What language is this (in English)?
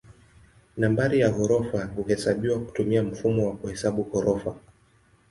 Swahili